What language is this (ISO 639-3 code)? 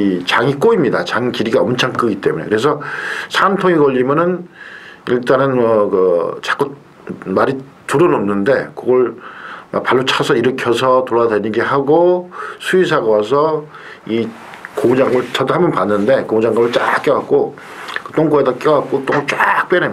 kor